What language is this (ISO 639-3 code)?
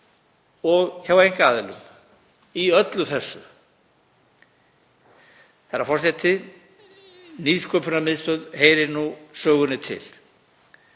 isl